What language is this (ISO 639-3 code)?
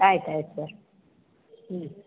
kan